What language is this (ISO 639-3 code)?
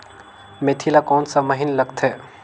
hne